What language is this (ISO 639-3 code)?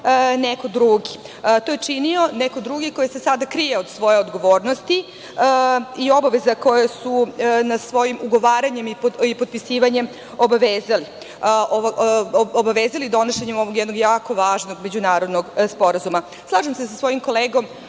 srp